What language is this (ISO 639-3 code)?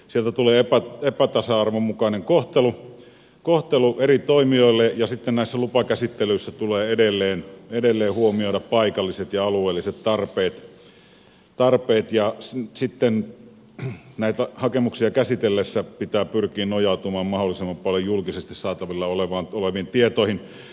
fin